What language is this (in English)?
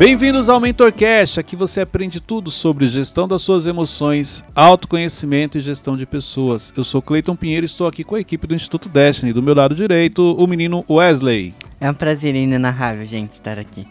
Portuguese